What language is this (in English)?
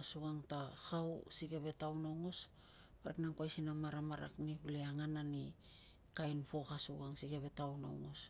Tungag